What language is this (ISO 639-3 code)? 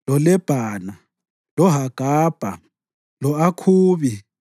nde